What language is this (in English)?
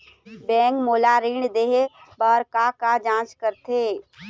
Chhattisgarhi